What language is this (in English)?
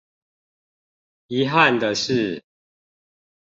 Chinese